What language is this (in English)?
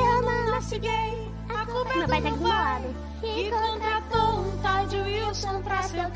Indonesian